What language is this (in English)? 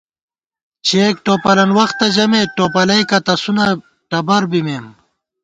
Gawar-Bati